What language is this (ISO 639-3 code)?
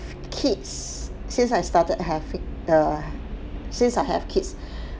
eng